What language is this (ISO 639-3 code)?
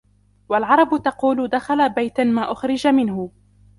ara